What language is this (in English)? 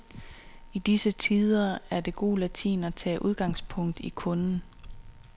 Danish